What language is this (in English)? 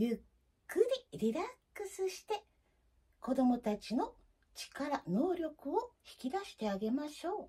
Japanese